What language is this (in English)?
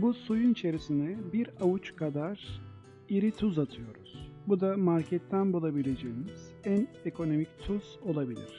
Turkish